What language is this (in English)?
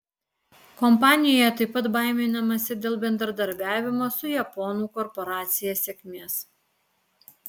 Lithuanian